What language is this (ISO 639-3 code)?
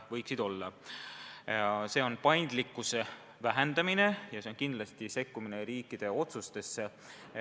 est